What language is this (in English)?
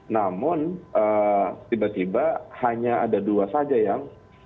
Indonesian